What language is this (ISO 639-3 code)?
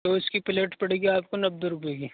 urd